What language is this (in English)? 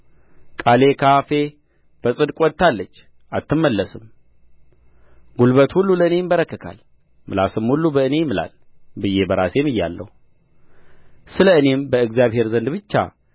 Amharic